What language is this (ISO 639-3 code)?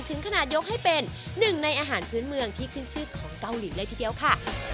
tha